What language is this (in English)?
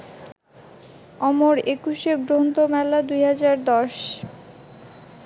Bangla